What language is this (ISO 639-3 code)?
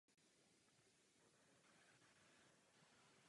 ces